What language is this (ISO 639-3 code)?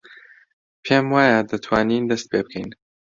ckb